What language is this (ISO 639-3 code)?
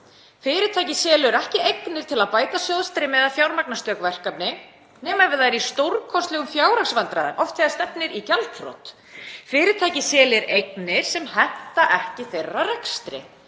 isl